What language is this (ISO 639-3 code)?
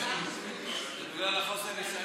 heb